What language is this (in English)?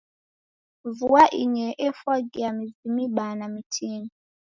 Taita